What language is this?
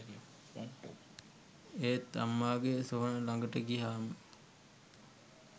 Sinhala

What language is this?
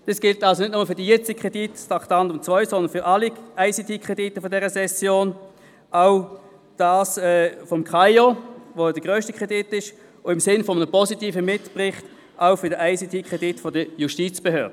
Swiss German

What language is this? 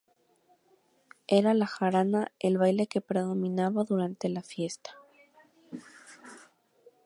Spanish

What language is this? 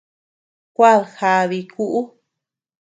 Tepeuxila Cuicatec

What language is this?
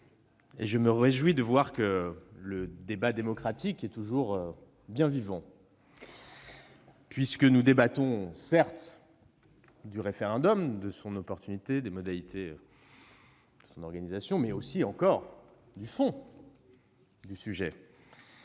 French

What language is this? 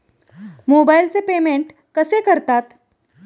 Marathi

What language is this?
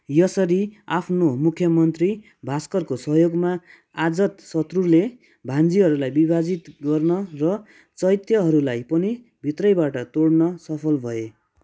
Nepali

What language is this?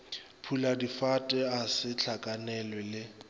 Northern Sotho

